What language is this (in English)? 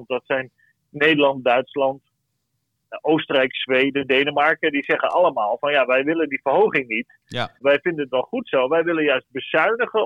Dutch